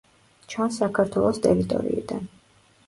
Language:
Georgian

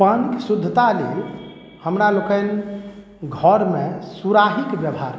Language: Maithili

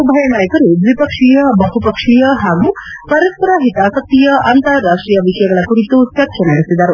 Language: Kannada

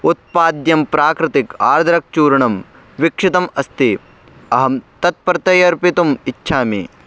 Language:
Sanskrit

